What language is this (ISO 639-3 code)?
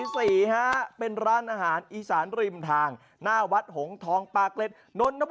tha